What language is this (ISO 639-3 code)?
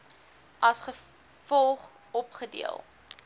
afr